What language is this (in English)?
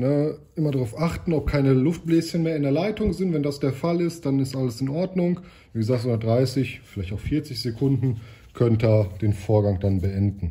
German